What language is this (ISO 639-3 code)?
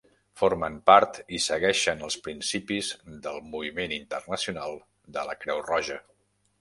cat